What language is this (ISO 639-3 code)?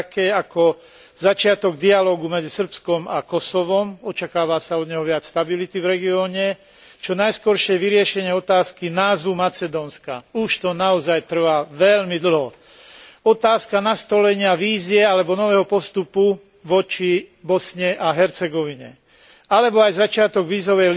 slk